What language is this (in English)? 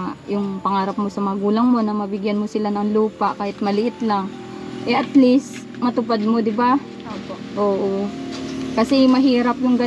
Filipino